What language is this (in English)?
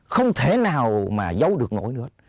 Vietnamese